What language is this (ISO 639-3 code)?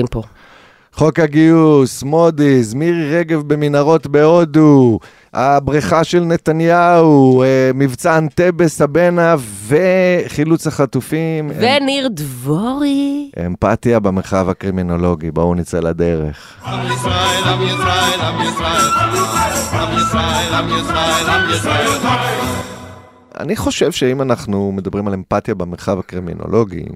heb